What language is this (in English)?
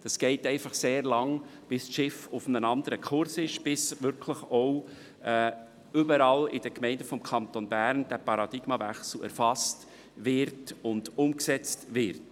Swiss German